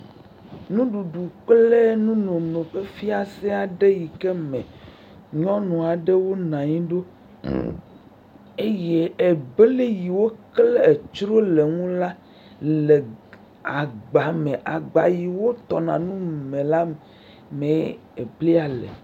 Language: Ewe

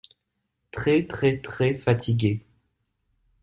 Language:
French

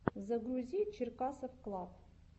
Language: Russian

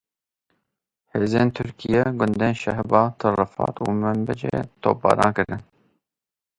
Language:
Kurdish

